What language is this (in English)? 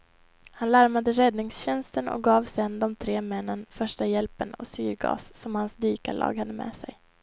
Swedish